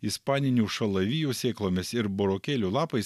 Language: Lithuanian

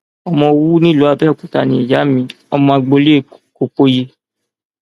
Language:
Yoruba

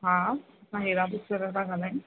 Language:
Sindhi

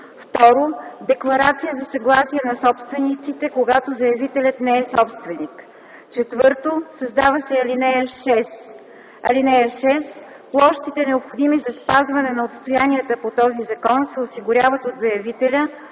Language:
Bulgarian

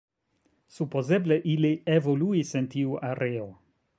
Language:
Esperanto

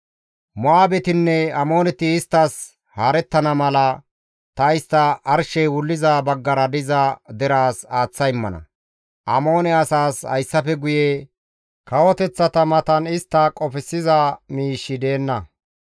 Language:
Gamo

